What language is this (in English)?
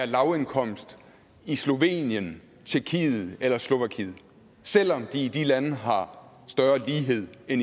Danish